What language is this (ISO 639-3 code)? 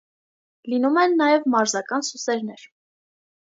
hye